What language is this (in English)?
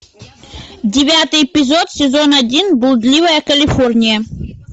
Russian